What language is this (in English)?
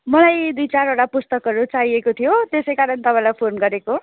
Nepali